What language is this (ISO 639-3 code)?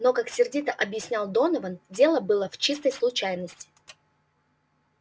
rus